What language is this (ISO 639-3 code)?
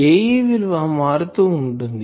tel